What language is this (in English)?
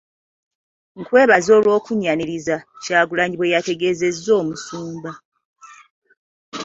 Ganda